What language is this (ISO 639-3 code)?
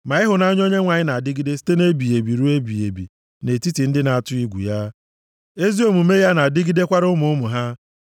ibo